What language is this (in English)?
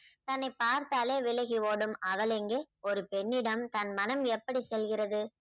Tamil